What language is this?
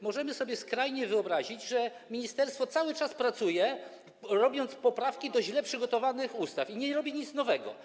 Polish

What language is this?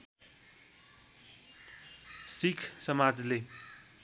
Nepali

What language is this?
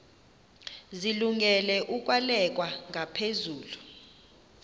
Xhosa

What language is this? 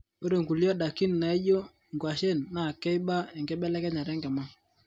Masai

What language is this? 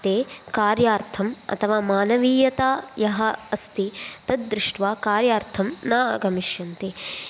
Sanskrit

